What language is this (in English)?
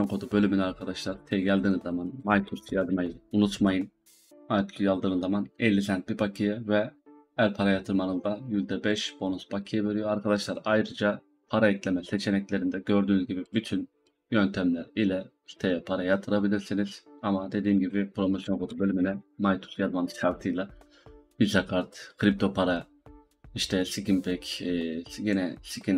Turkish